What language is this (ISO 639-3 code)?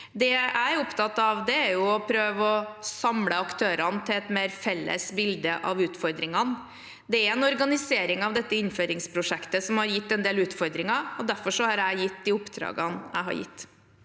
nor